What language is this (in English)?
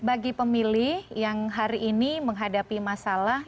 Indonesian